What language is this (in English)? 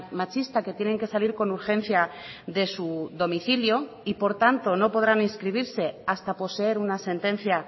Spanish